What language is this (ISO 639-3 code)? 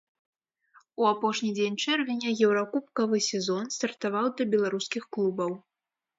bel